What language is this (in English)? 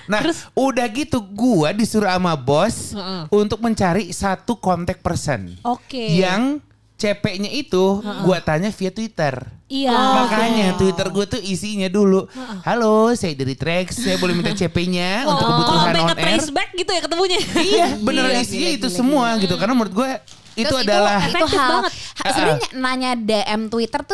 Indonesian